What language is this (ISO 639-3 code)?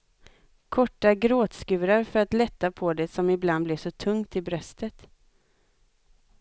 swe